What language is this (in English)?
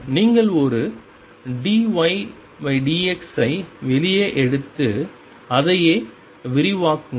Tamil